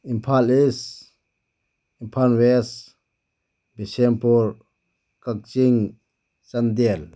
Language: Manipuri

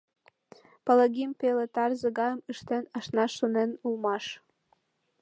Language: Mari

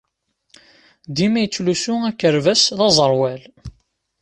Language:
Kabyle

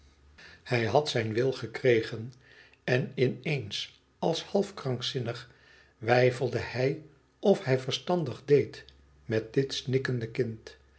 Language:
Dutch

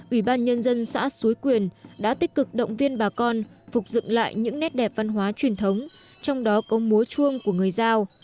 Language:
Vietnamese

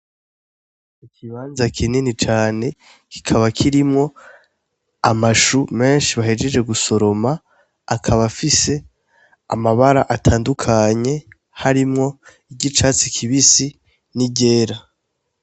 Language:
Rundi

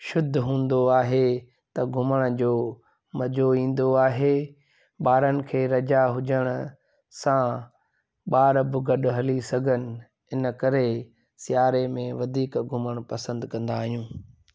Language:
Sindhi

